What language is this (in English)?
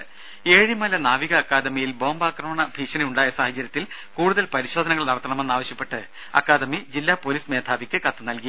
Malayalam